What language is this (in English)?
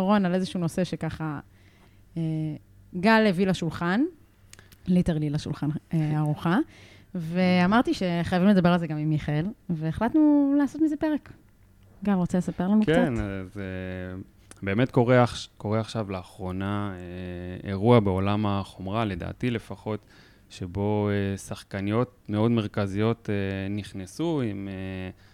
Hebrew